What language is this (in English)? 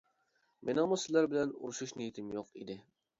Uyghur